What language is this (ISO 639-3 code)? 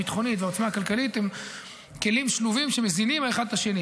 heb